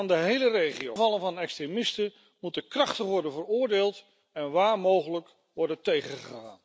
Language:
Dutch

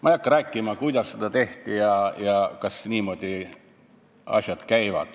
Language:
Estonian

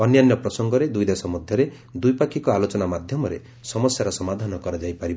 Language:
Odia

